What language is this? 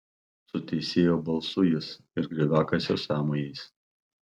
Lithuanian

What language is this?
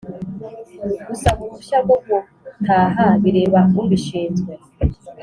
Kinyarwanda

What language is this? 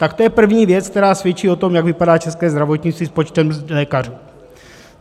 Czech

